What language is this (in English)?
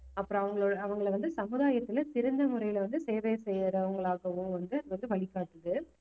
Tamil